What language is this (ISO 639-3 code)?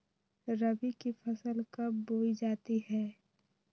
mag